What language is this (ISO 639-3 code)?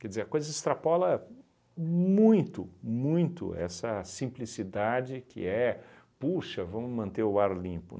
por